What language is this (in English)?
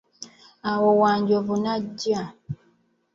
Ganda